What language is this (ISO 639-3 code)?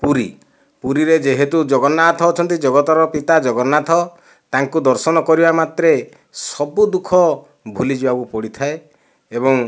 ori